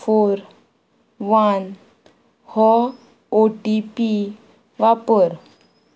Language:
Konkani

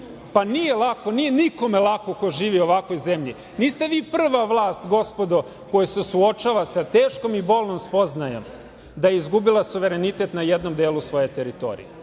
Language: Serbian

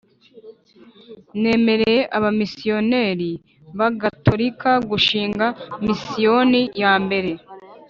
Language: Kinyarwanda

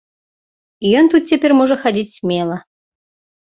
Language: Belarusian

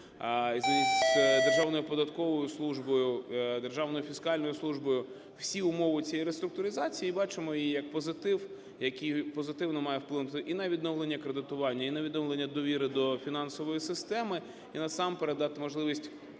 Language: Ukrainian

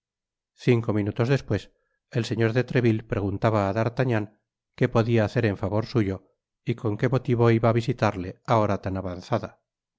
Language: Spanish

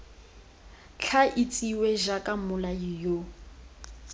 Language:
Tswana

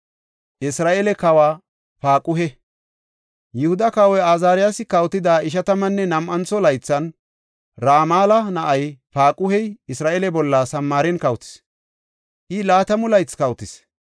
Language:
Gofa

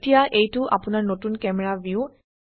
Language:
Assamese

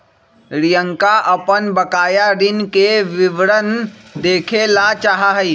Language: Magahi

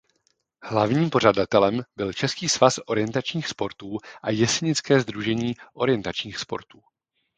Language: Czech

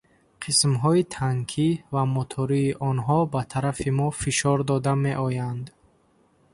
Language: Tajik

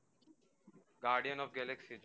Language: Gujarati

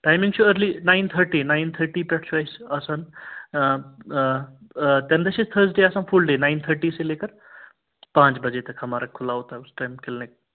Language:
Kashmiri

